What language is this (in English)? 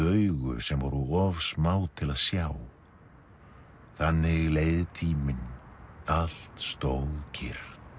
Icelandic